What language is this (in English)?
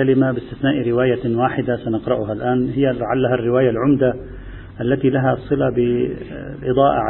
Arabic